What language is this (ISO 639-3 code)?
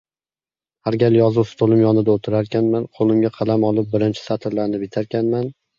uzb